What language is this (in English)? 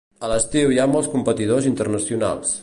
Catalan